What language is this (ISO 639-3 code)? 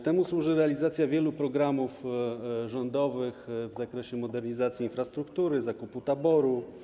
pol